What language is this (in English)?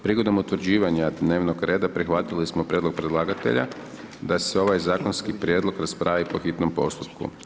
Croatian